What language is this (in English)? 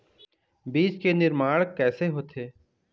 Chhattisgarhi